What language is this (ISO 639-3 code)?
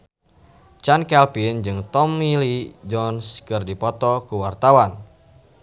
sun